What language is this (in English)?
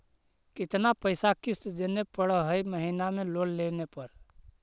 Magahi